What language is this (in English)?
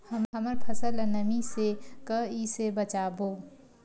Chhattisgarhi